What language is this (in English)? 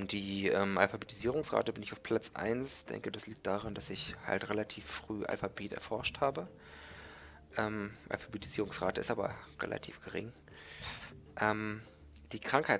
German